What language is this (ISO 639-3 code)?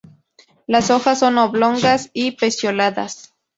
spa